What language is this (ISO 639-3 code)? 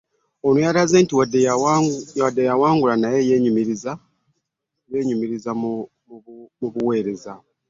lug